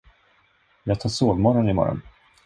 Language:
Swedish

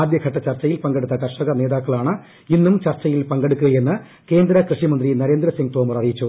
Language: Malayalam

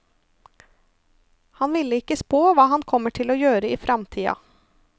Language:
Norwegian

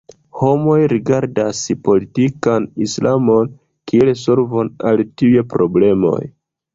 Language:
Esperanto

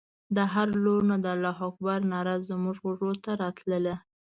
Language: Pashto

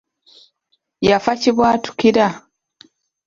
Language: Ganda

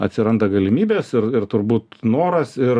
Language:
Lithuanian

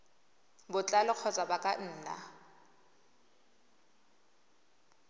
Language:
Tswana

